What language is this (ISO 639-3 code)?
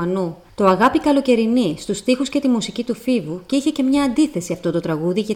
ell